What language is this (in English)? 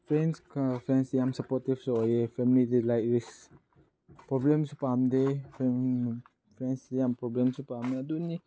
Manipuri